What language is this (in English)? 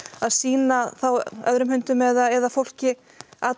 Icelandic